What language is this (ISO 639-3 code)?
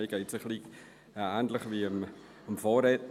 gsw